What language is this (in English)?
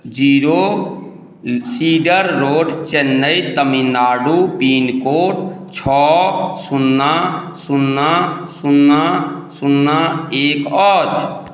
Maithili